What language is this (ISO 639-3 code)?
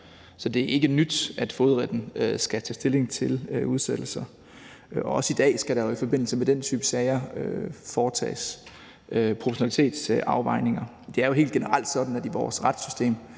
dan